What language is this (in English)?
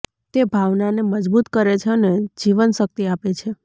Gujarati